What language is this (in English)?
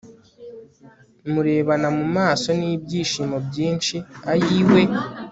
Kinyarwanda